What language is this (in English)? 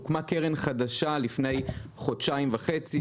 Hebrew